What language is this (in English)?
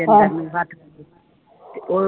Punjabi